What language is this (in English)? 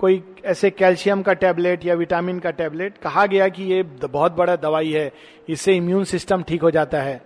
Hindi